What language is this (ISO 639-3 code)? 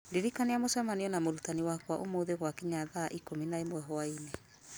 kik